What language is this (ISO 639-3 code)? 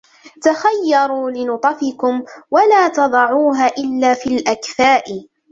ara